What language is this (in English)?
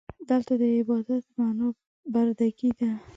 Pashto